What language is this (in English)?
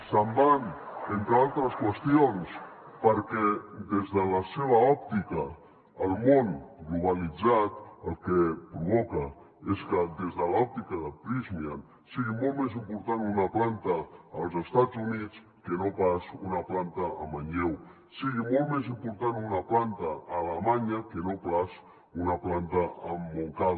Catalan